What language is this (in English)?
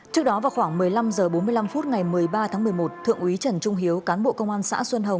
Vietnamese